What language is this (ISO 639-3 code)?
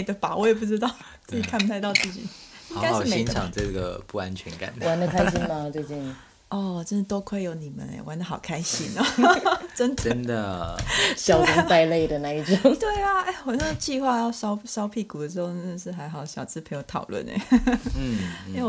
zho